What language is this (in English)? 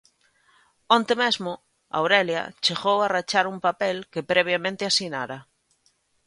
Galician